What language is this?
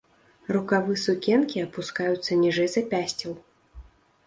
Belarusian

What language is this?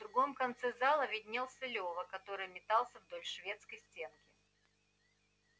Russian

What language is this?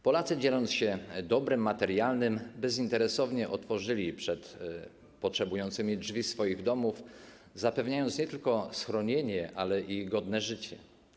Polish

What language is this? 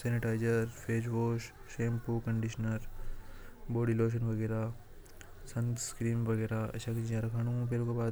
Hadothi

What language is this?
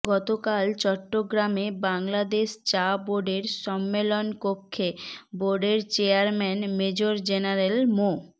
Bangla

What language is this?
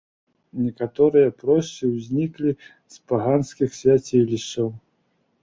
Belarusian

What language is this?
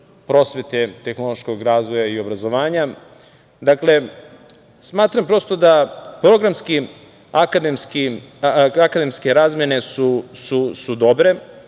Serbian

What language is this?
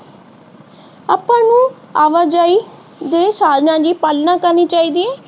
Punjabi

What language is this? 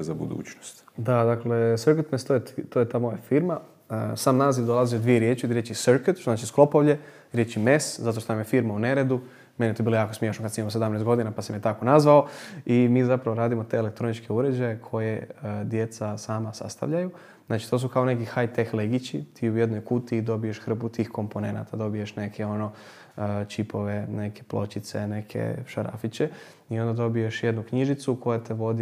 Croatian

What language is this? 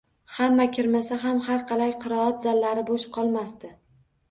Uzbek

